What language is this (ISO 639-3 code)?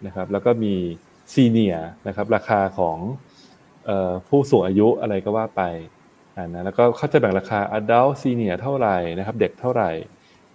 tha